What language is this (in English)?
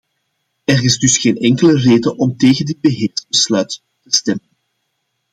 Dutch